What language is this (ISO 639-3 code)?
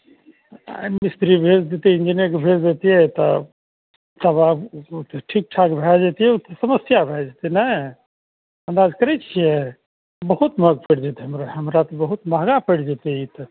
mai